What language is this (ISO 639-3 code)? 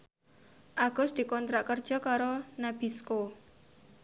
jav